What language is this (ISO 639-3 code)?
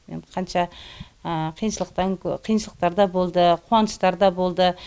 kaz